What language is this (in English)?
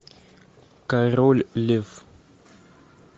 Russian